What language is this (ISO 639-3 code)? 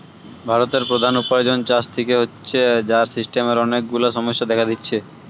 ben